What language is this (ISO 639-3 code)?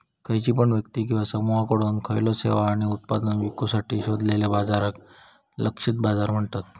mar